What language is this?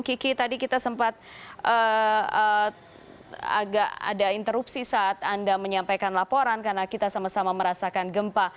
Indonesian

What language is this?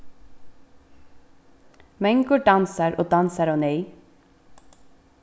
Faroese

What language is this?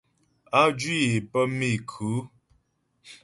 Ghomala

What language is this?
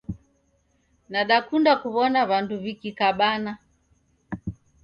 Taita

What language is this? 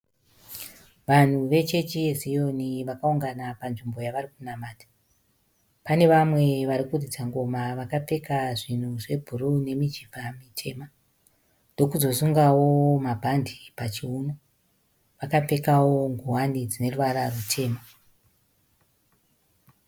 Shona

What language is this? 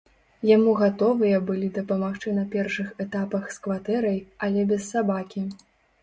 Belarusian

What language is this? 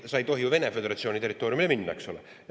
Estonian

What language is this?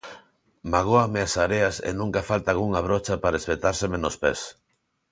Galician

